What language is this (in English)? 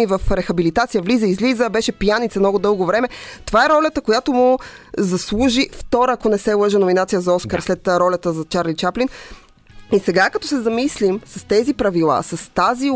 Bulgarian